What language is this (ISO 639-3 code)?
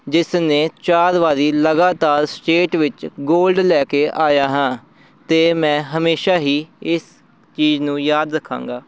pan